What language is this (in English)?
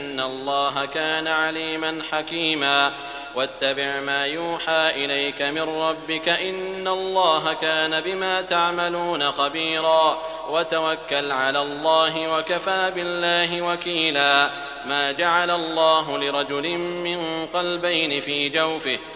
Arabic